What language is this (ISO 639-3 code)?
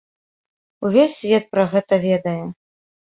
bel